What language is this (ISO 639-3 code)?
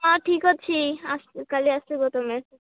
ori